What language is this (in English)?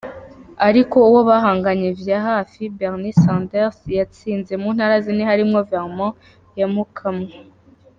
Kinyarwanda